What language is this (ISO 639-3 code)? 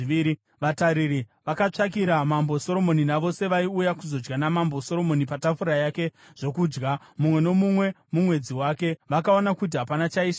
sna